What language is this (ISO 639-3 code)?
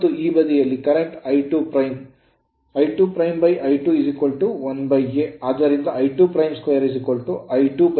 kan